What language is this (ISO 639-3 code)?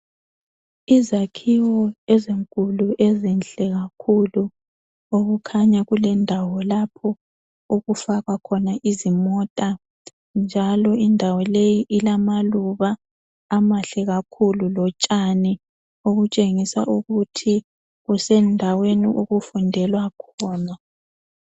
nde